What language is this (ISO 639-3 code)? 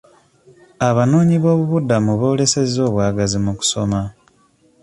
lug